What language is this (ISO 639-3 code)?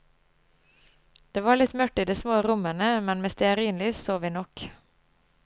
nor